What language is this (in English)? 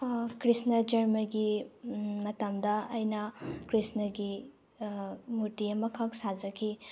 Manipuri